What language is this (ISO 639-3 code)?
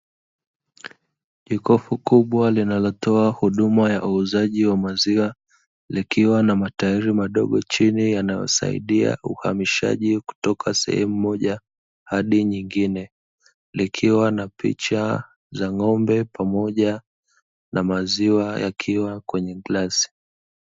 swa